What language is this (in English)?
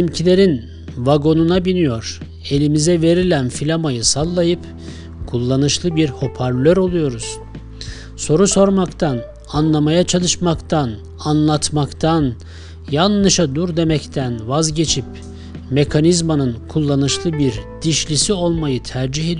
Turkish